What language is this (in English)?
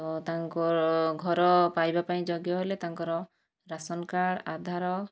Odia